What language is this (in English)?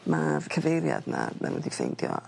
Welsh